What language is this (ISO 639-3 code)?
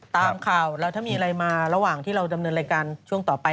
tha